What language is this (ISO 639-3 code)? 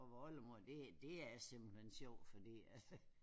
dan